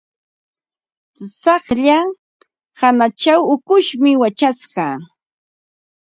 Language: Ambo-Pasco Quechua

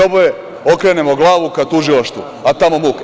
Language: Serbian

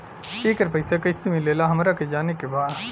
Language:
Bhojpuri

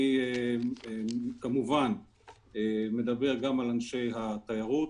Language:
Hebrew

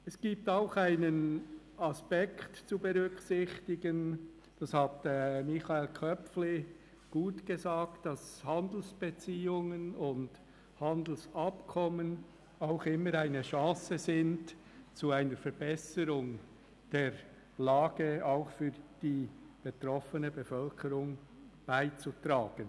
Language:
Swiss German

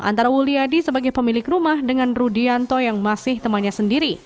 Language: Indonesian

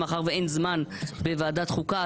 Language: Hebrew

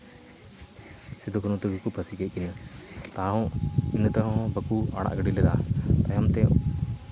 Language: Santali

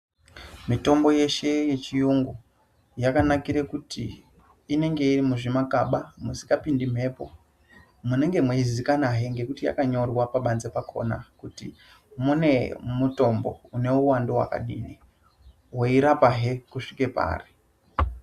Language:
Ndau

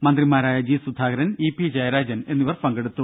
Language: Malayalam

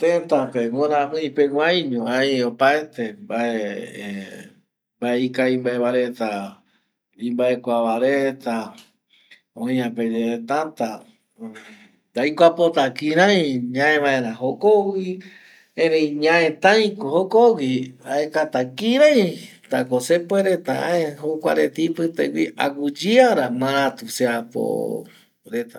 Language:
Eastern Bolivian Guaraní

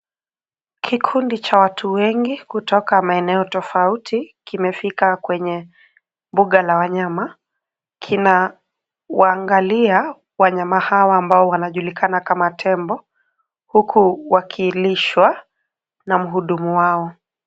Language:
Swahili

